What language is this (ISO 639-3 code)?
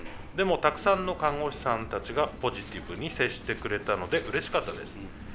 jpn